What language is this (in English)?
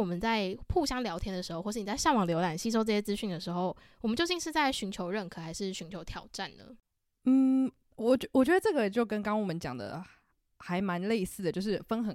Chinese